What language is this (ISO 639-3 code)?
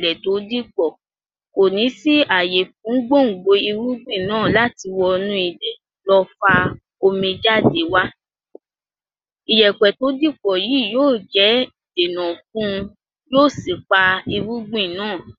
yor